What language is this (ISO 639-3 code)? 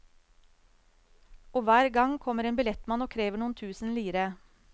nor